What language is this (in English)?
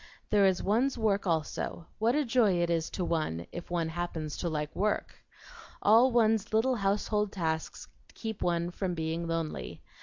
English